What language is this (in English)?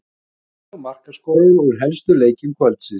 Icelandic